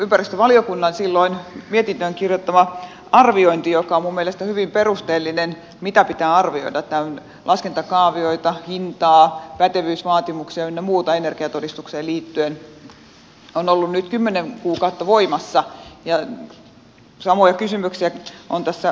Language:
Finnish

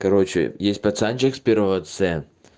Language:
Russian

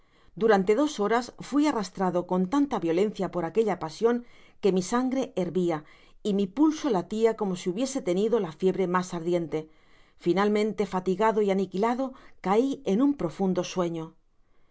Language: Spanish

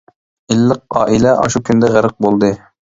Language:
Uyghur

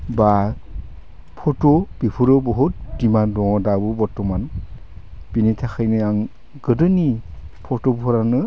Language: Bodo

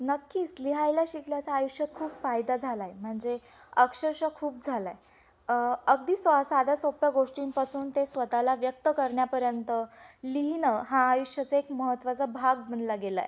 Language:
Marathi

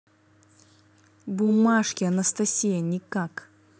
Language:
Russian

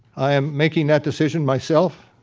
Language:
English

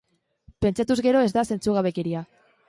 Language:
Basque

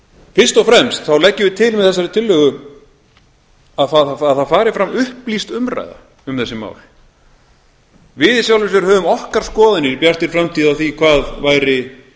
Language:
Icelandic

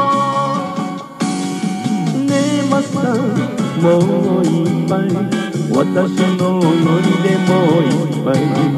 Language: Japanese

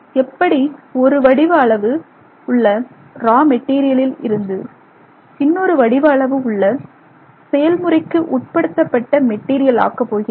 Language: Tamil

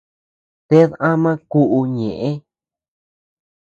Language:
Tepeuxila Cuicatec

